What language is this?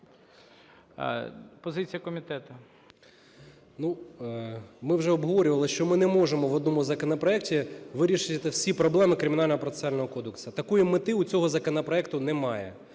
Ukrainian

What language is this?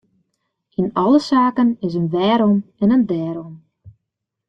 Western Frisian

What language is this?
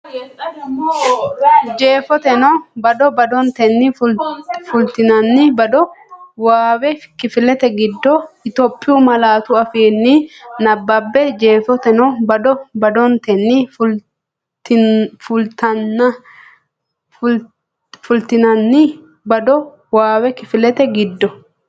Sidamo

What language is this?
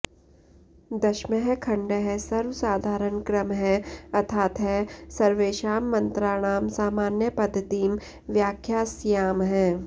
Sanskrit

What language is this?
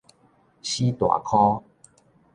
Min Nan Chinese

